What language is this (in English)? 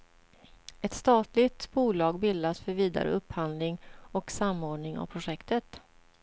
Swedish